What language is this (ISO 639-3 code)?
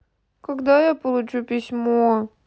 rus